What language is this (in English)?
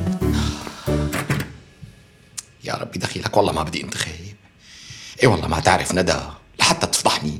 Arabic